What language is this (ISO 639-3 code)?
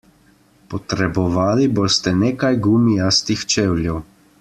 slv